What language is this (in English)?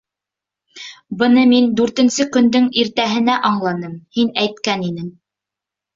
Bashkir